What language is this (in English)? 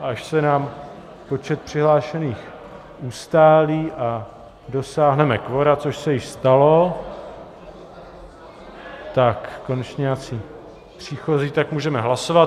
Czech